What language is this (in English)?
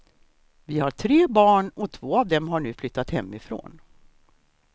Swedish